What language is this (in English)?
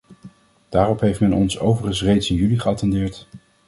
Dutch